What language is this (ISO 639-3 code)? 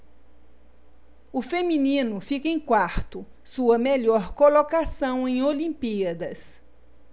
por